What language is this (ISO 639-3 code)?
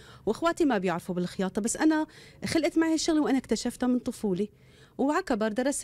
ara